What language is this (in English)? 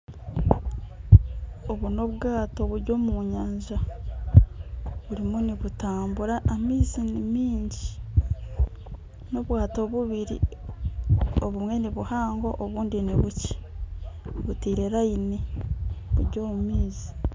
Nyankole